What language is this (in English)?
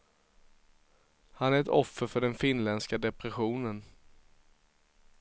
Swedish